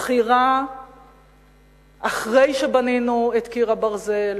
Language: Hebrew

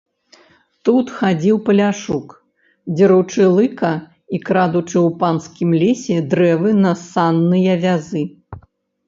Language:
Belarusian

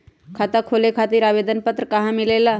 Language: Magahi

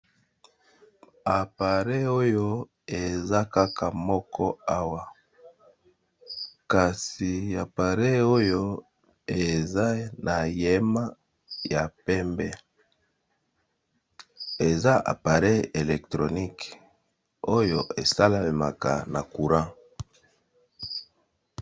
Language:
Lingala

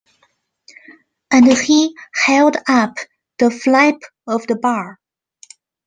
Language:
English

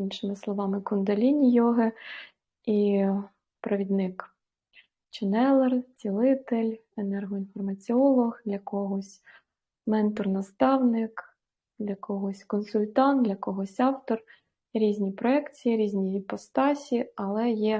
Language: Ukrainian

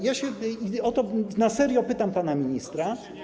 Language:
Polish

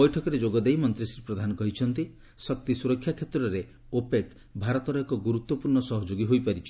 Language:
Odia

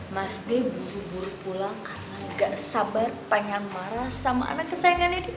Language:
Indonesian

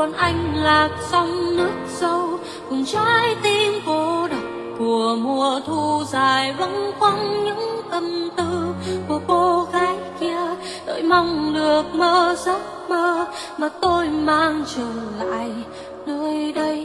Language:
Vietnamese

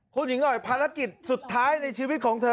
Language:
Thai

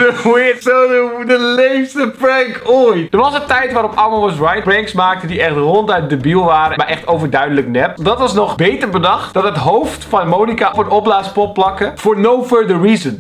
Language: Dutch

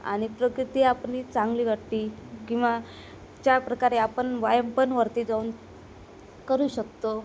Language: Marathi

